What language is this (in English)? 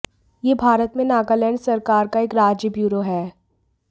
Hindi